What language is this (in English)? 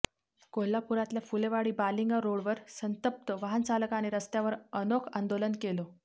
Marathi